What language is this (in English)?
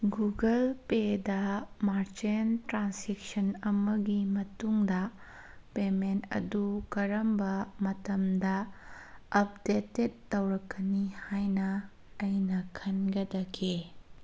Manipuri